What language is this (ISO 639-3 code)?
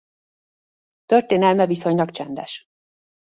hun